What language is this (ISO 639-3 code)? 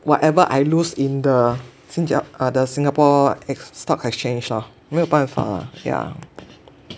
eng